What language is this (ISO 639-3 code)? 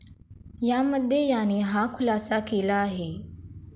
mar